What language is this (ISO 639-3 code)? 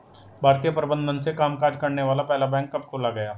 hin